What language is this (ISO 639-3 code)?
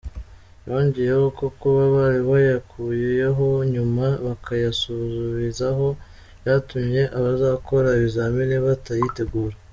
kin